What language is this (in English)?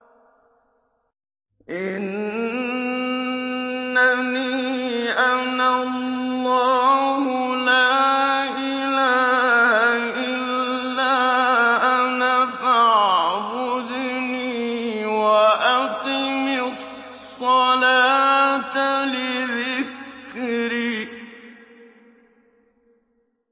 Arabic